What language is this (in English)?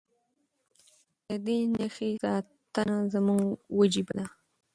Pashto